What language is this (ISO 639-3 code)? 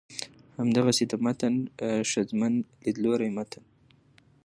pus